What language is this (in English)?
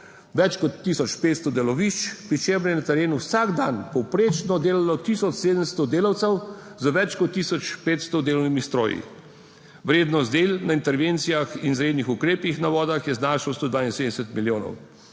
Slovenian